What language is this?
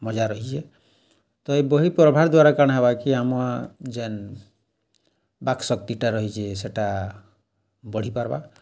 Odia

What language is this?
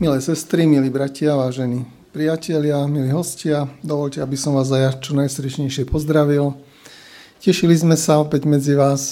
Slovak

